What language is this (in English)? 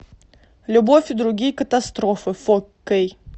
Russian